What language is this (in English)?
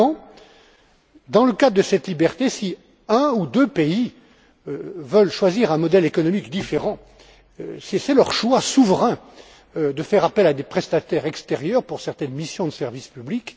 French